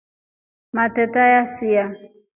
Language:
Rombo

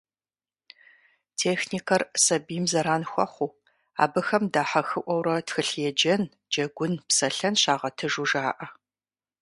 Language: Kabardian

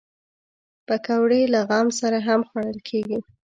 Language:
Pashto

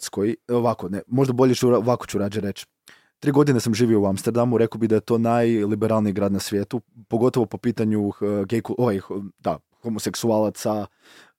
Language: Croatian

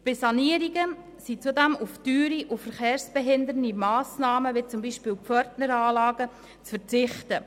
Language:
Swiss German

